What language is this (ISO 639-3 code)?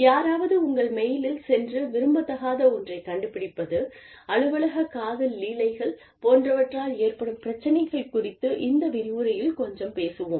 tam